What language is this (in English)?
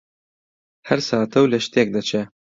Central Kurdish